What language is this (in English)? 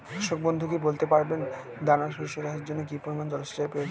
Bangla